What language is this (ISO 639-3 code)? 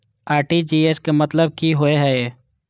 mai